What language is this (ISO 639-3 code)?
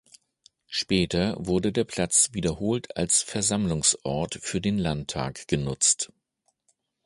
deu